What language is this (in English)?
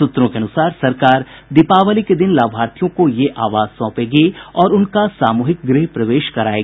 Hindi